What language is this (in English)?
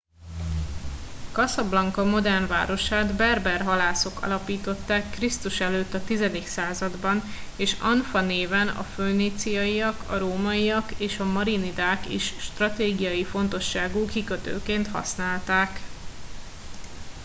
Hungarian